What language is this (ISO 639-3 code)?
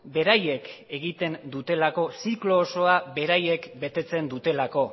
eus